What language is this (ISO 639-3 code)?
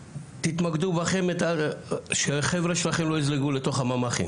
heb